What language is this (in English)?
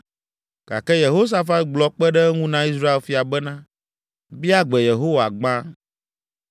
Ewe